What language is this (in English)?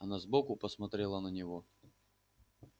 Russian